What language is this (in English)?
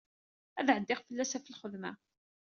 Kabyle